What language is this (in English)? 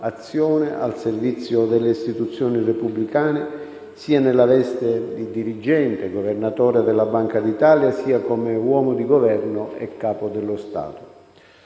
Italian